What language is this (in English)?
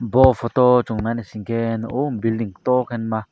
Kok Borok